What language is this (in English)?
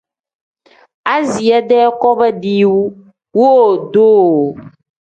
Tem